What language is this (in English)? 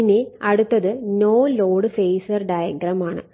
Malayalam